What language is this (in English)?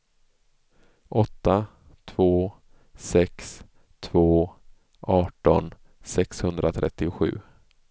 Swedish